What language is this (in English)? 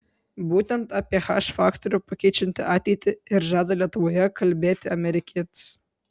Lithuanian